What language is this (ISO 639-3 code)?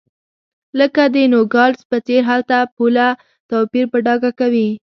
pus